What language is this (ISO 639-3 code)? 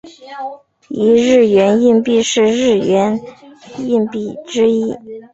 zho